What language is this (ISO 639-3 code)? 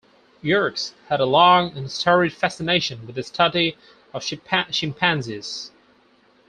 eng